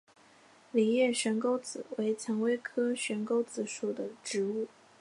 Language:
Chinese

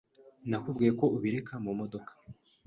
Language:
Kinyarwanda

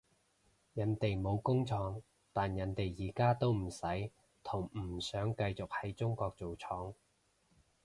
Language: Cantonese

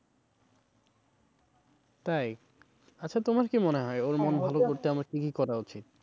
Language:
Bangla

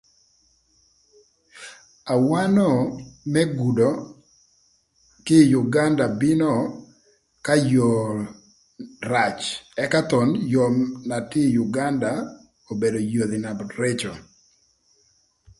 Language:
Thur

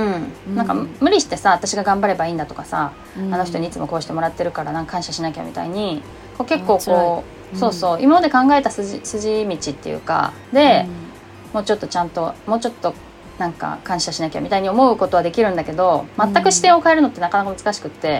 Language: Japanese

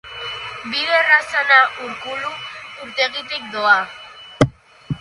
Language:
Basque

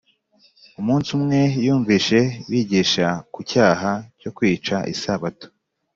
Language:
Kinyarwanda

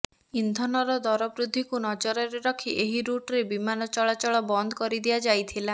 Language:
Odia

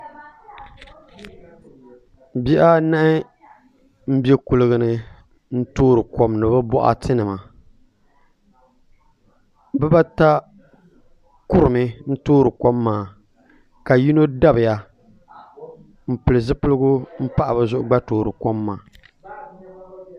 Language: Dagbani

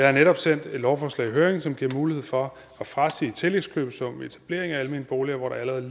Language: Danish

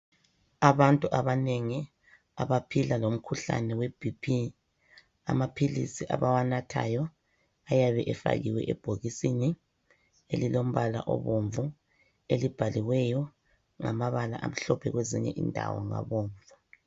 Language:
North Ndebele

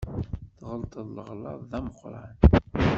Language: Kabyle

